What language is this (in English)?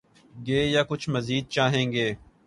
Urdu